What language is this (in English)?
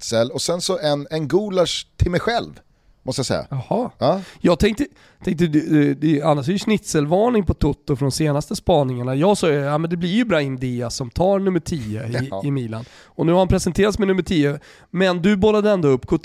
Swedish